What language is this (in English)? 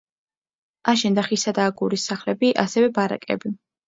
Georgian